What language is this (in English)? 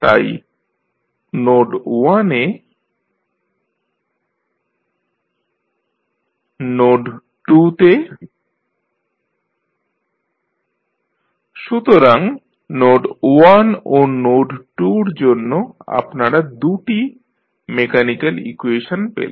Bangla